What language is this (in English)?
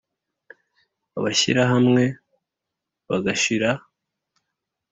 Kinyarwanda